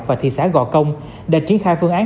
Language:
Vietnamese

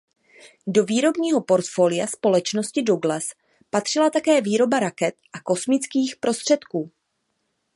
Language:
Czech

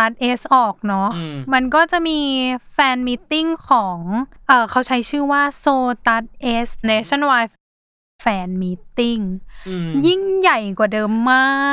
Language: Thai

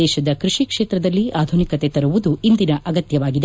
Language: Kannada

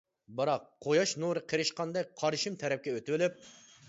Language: Uyghur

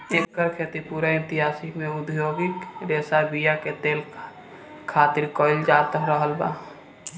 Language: Bhojpuri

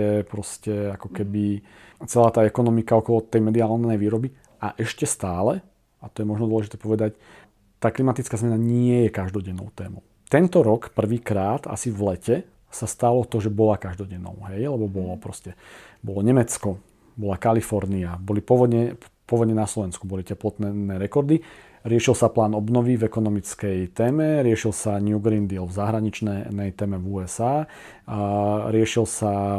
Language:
Slovak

